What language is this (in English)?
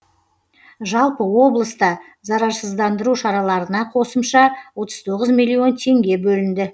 Kazakh